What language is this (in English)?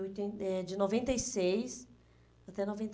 Portuguese